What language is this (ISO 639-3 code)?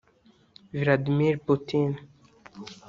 kin